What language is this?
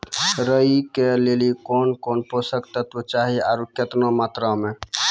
Maithili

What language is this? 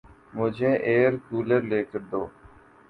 Urdu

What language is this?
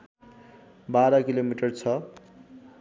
Nepali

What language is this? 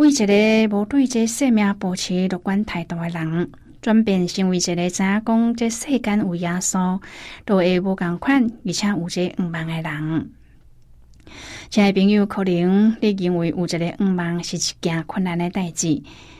Chinese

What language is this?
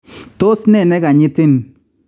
Kalenjin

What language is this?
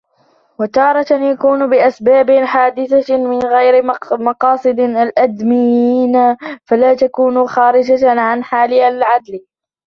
Arabic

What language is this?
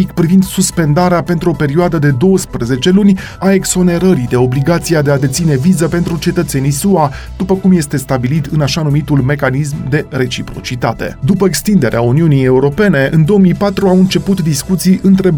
Romanian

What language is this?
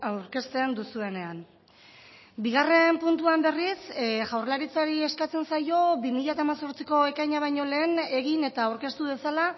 Basque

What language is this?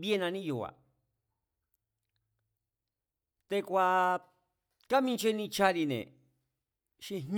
Mazatlán Mazatec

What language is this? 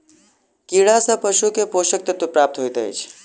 Maithili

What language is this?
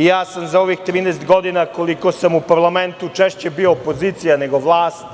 Serbian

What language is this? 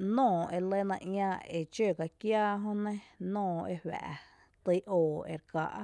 Tepinapa Chinantec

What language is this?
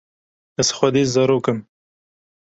Kurdish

